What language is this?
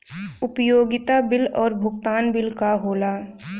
Bhojpuri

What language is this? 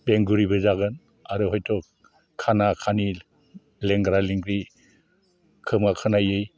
Bodo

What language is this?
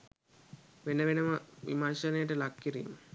Sinhala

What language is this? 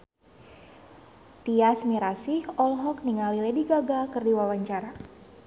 Sundanese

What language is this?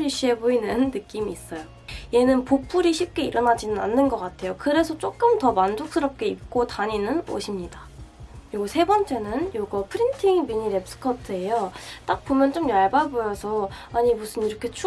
Korean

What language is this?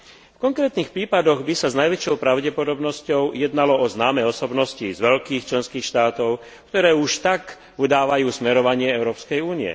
Slovak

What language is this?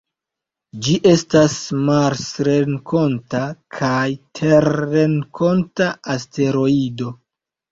Esperanto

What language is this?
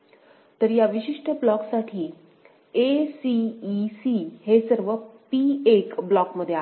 Marathi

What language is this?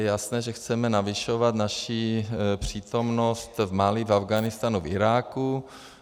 Czech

